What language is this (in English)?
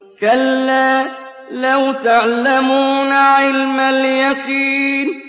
Arabic